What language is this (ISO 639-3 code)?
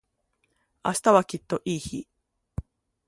jpn